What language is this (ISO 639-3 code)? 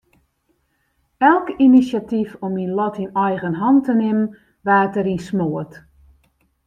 fry